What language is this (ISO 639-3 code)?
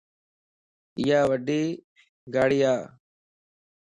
lss